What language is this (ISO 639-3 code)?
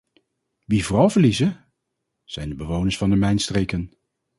nld